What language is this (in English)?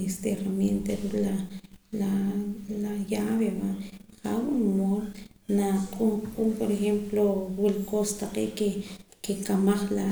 Poqomam